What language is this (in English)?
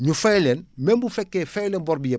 Wolof